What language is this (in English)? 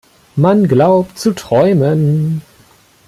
German